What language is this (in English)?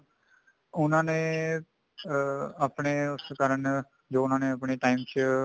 Punjabi